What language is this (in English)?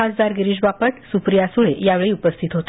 Marathi